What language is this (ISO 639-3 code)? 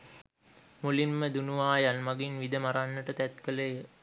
sin